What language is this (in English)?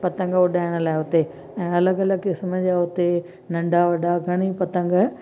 Sindhi